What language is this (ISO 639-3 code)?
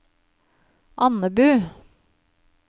nor